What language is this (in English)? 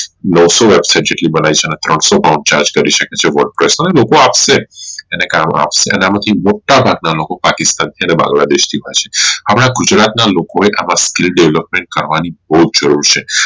Gujarati